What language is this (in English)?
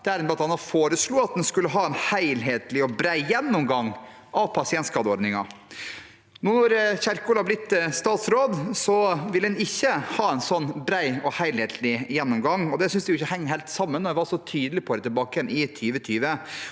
Norwegian